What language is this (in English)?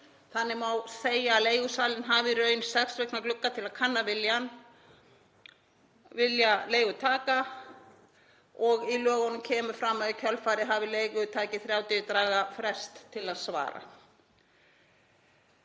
Icelandic